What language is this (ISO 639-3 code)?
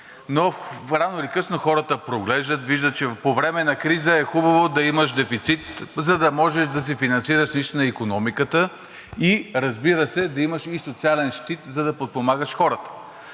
bul